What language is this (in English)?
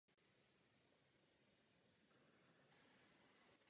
Czech